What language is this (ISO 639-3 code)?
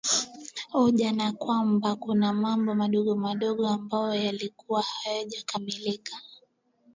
swa